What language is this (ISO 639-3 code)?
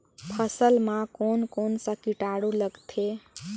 hne